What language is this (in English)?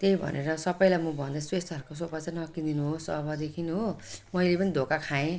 Nepali